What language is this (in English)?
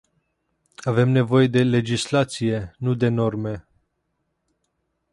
Romanian